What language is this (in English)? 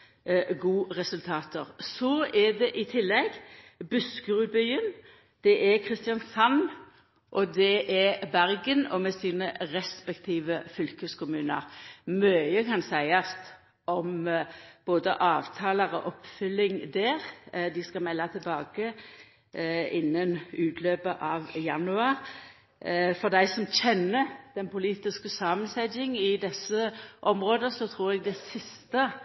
Norwegian Nynorsk